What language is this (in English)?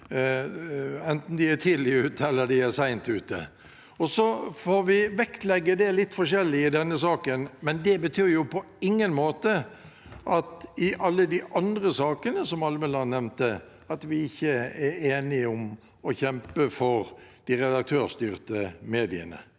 Norwegian